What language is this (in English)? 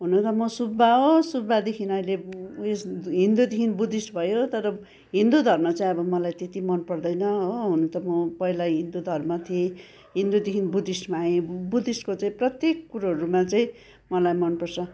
Nepali